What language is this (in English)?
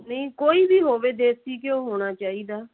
Punjabi